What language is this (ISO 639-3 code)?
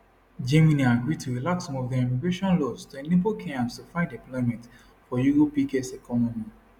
pcm